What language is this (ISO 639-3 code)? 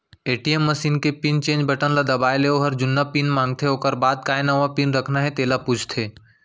hne